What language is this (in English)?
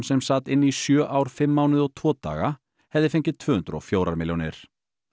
Icelandic